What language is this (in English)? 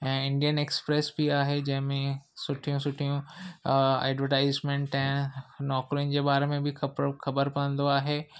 Sindhi